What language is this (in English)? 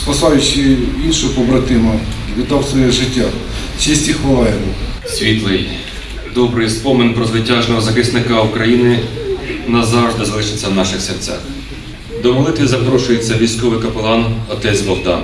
Ukrainian